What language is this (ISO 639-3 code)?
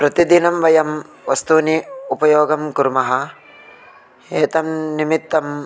san